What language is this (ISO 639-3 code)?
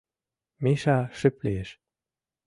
chm